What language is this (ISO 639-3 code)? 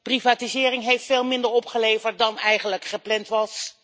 nld